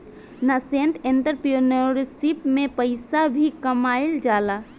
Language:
Bhojpuri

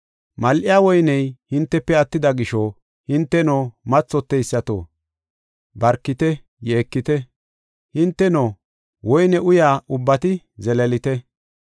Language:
Gofa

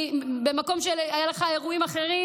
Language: Hebrew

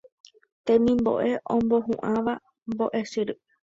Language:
Guarani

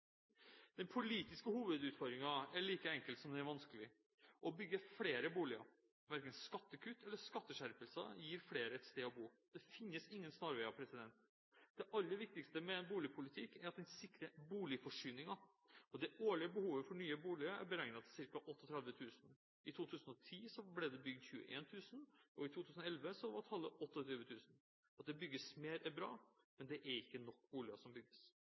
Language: Norwegian Bokmål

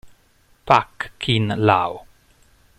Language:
Italian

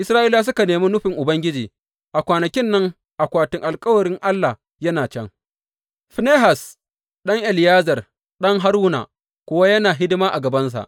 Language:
Hausa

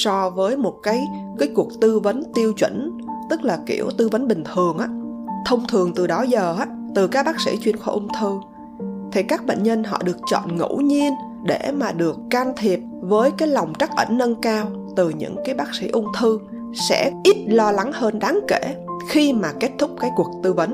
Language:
Vietnamese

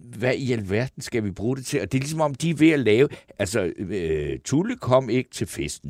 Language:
Danish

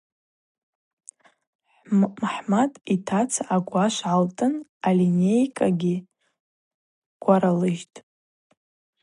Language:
Abaza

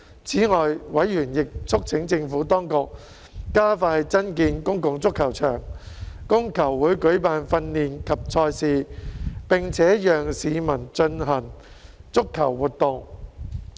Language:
Cantonese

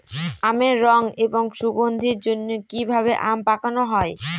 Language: Bangla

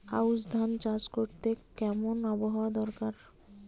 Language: Bangla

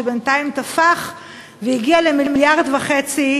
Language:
Hebrew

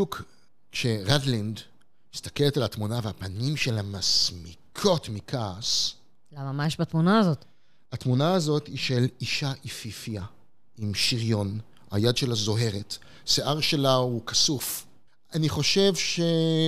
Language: Hebrew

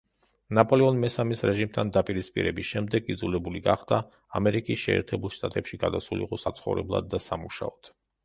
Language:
Georgian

